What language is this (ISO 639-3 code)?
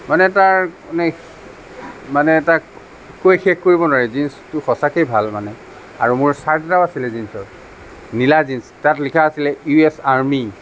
asm